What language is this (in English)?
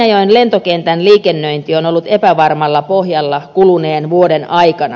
Finnish